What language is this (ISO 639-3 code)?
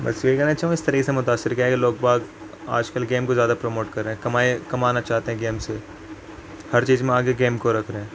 urd